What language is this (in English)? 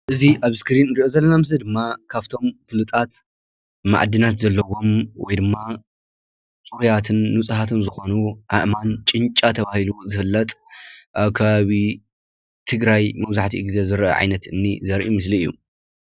Tigrinya